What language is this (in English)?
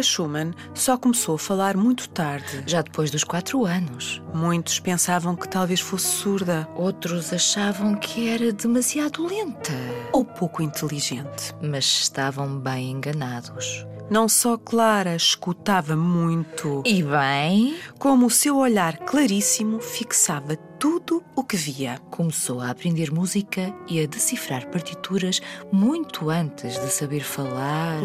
Portuguese